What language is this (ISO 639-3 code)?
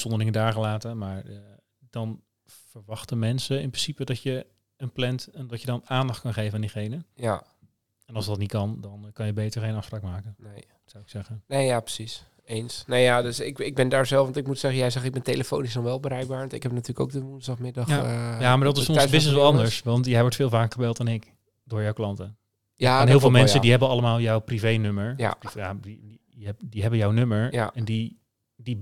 nld